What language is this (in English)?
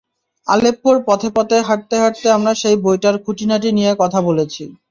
Bangla